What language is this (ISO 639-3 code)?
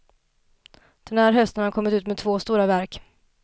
swe